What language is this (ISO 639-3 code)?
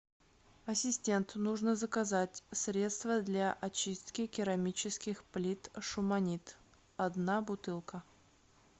rus